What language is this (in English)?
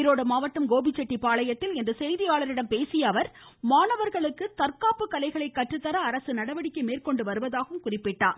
Tamil